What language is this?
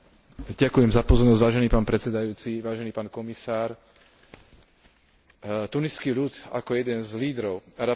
Slovak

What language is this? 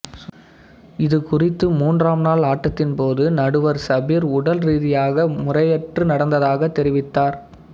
Tamil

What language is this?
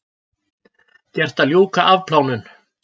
Icelandic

